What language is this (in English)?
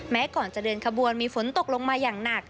Thai